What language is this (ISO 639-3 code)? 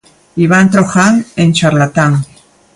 glg